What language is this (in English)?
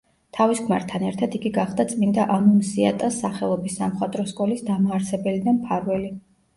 Georgian